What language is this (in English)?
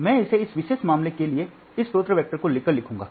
Hindi